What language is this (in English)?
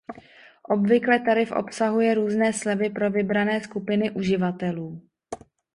Czech